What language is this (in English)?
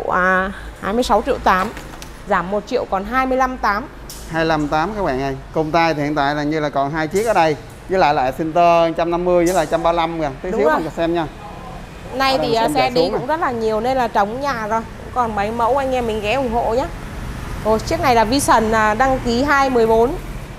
Vietnamese